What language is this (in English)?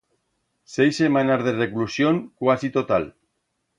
Aragonese